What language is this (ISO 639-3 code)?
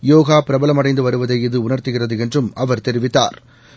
tam